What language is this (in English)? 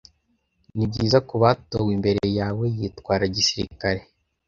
Kinyarwanda